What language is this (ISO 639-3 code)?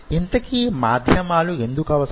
tel